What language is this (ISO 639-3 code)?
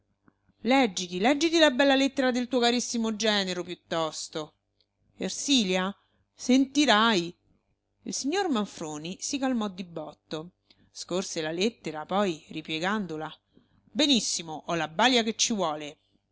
ita